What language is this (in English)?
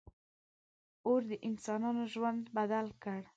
Pashto